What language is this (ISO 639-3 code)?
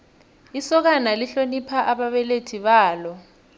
nbl